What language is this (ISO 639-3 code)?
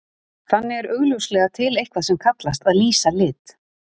isl